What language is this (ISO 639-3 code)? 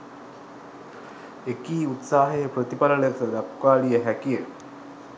sin